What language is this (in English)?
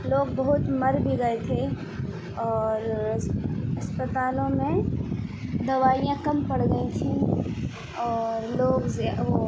Urdu